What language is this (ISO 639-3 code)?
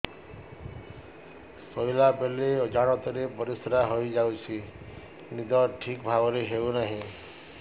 ori